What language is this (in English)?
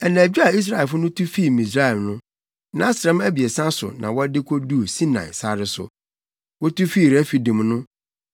Akan